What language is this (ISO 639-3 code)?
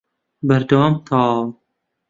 ckb